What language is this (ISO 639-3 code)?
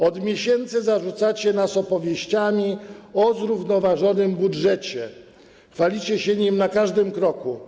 pol